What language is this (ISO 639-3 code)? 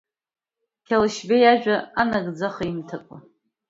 abk